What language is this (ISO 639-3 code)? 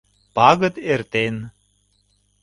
chm